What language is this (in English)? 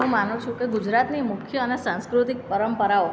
Gujarati